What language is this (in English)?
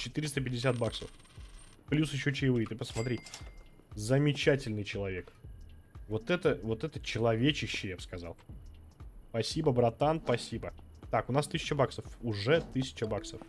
Russian